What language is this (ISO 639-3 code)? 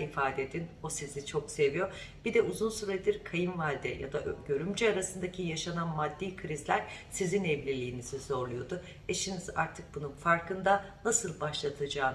tur